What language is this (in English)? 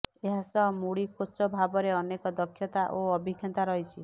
Odia